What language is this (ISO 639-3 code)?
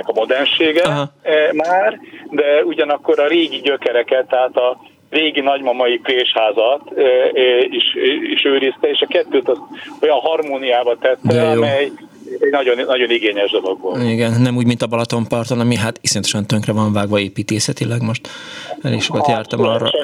hun